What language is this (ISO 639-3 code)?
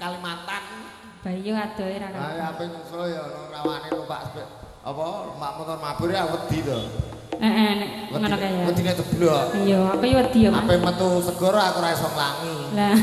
ind